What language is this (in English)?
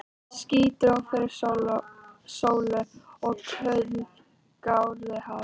Icelandic